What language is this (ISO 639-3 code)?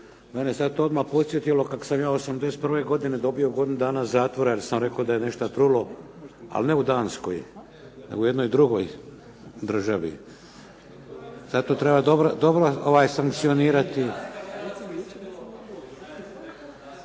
hrv